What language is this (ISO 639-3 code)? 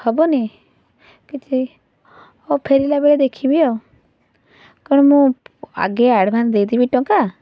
ori